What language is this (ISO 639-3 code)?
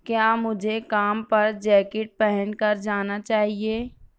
urd